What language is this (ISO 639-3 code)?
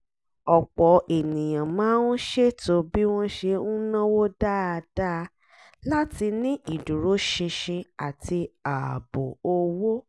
yor